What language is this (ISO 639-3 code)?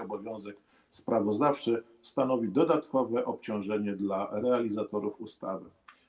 pol